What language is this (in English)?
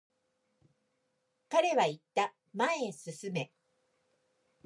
Japanese